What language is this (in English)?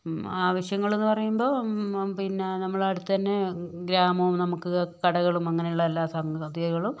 Malayalam